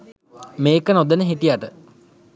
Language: Sinhala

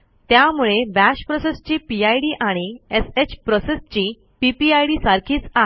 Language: Marathi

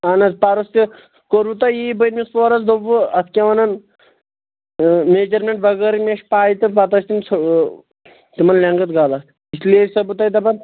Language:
Kashmiri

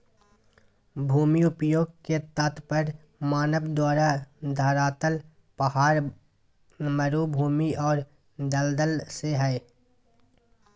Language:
Magahi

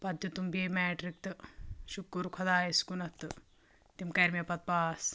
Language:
Kashmiri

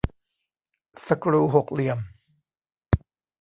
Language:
Thai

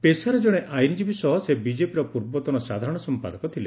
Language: Odia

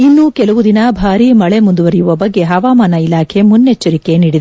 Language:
Kannada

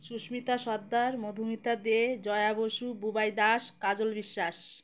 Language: Bangla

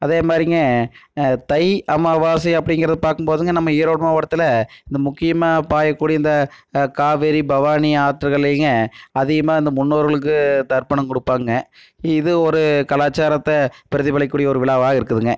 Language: Tamil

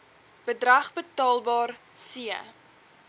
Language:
Afrikaans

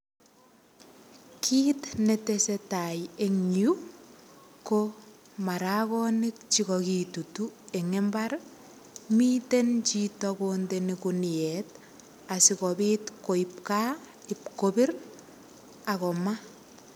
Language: Kalenjin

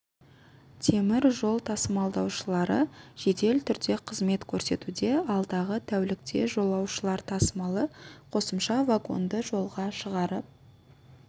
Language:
Kazakh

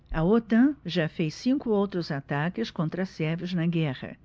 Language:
Portuguese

